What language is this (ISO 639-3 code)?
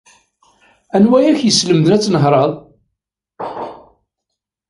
kab